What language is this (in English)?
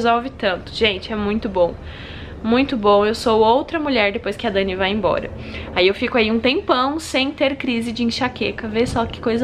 Portuguese